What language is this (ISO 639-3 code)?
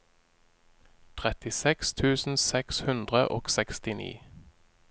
nor